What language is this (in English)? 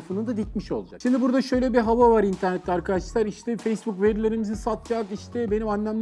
Turkish